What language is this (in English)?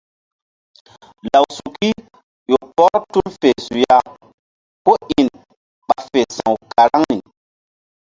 Mbum